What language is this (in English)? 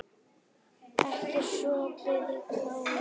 Icelandic